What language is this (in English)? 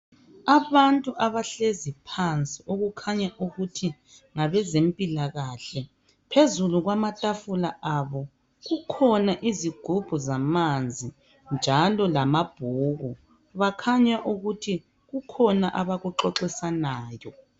North Ndebele